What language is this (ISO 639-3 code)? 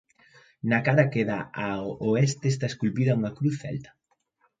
glg